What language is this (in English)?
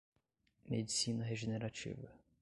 Portuguese